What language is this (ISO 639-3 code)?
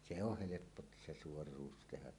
fin